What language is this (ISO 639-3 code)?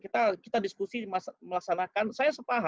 ind